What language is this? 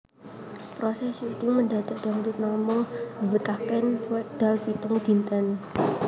Javanese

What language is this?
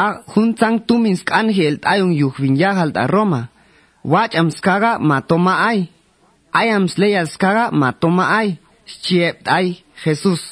Spanish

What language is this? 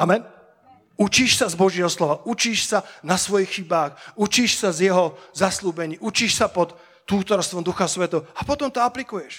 Slovak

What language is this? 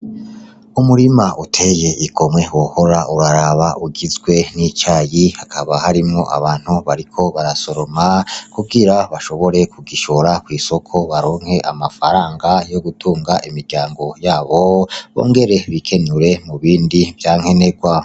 Rundi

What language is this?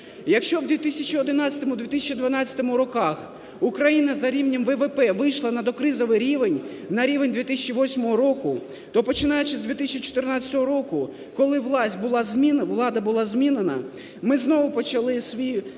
Ukrainian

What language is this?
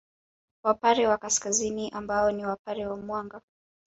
Swahili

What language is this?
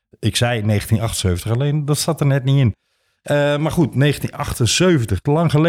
Dutch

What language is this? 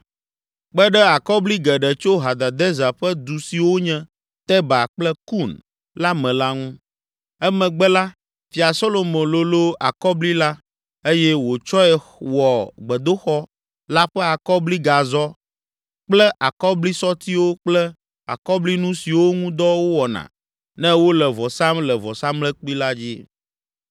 Ewe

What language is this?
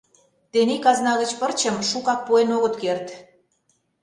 Mari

